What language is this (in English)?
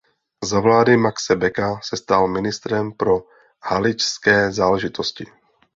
Czech